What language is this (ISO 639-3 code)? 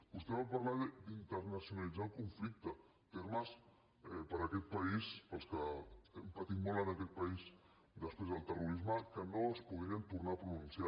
cat